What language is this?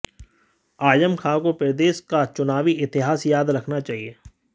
Hindi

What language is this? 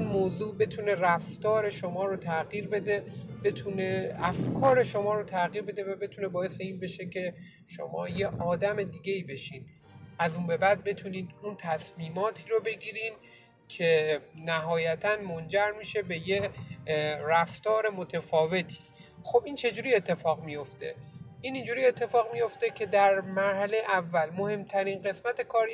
Persian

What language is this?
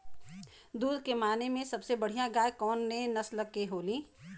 Bhojpuri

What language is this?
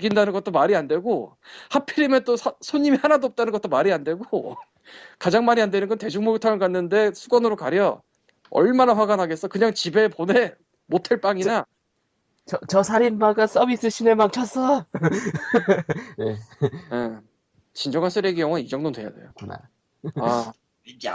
Korean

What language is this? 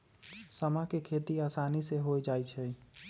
Magahi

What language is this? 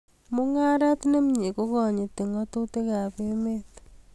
Kalenjin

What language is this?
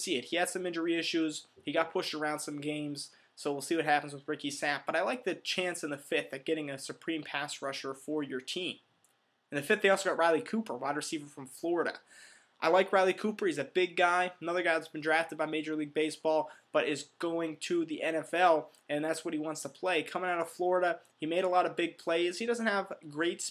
English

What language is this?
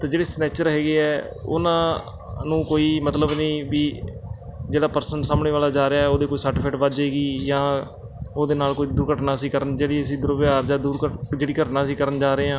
Punjabi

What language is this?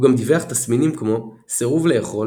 Hebrew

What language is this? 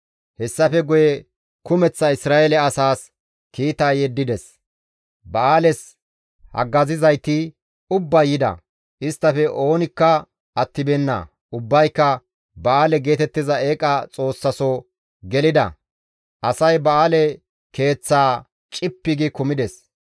Gamo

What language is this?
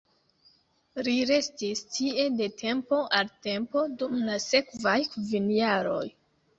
Esperanto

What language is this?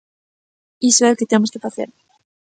Galician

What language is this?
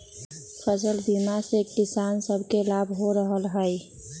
Magahi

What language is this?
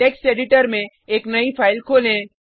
Hindi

